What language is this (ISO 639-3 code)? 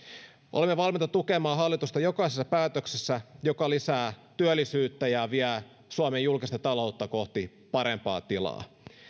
fin